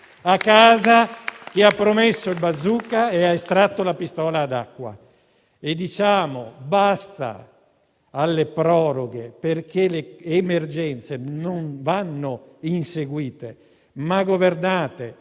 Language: Italian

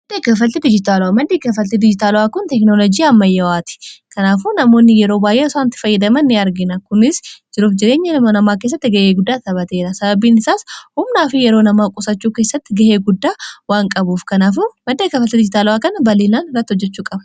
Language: Oromo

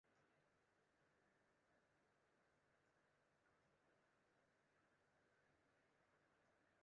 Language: Western Frisian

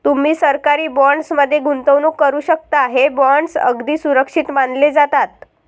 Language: Marathi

